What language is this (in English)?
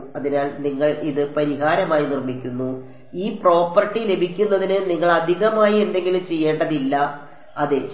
Malayalam